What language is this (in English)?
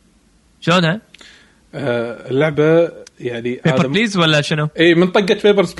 Arabic